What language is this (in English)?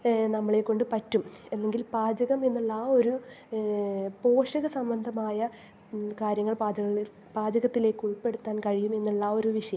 Malayalam